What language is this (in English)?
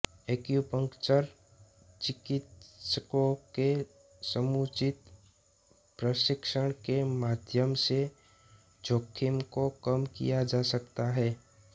Hindi